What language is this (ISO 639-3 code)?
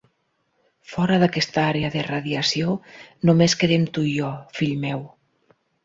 cat